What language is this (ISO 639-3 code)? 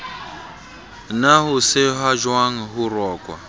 sot